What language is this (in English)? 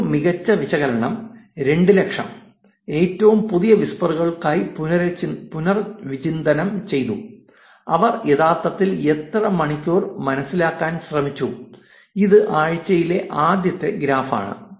Malayalam